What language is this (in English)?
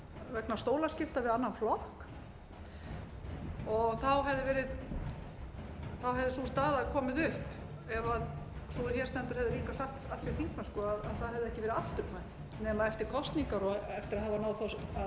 Icelandic